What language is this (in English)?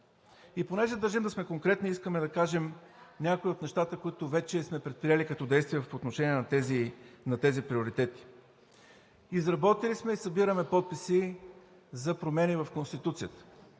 Bulgarian